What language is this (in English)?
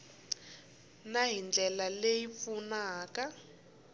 Tsonga